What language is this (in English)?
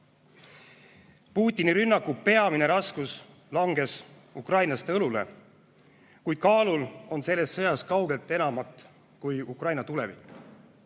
Estonian